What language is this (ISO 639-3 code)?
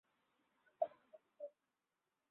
ben